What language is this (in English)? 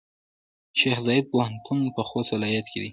Pashto